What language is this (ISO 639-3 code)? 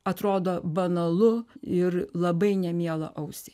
lit